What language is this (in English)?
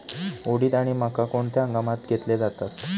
Marathi